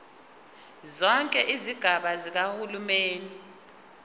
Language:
Zulu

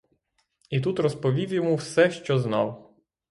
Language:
Ukrainian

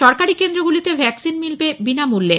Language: Bangla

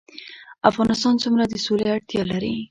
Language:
Pashto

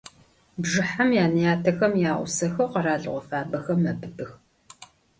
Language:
Adyghe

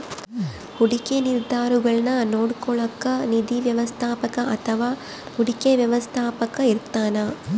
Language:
Kannada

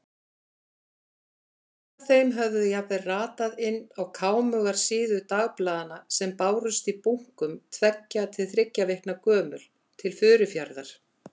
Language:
Icelandic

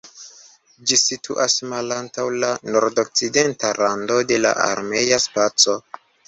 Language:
Esperanto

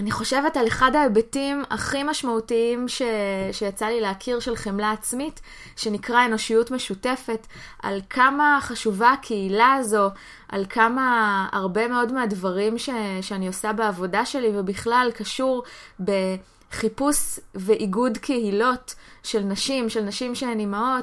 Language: Hebrew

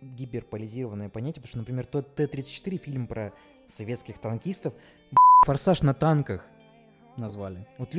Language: Russian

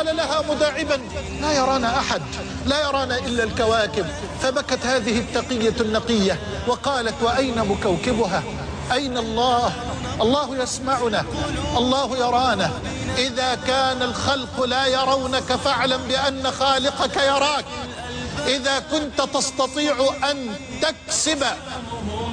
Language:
Arabic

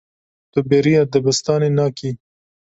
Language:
Kurdish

